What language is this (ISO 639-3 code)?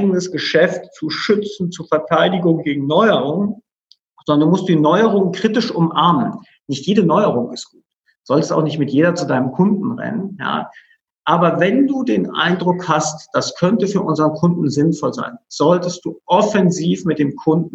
deu